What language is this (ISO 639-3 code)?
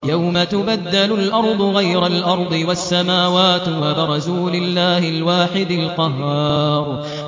ara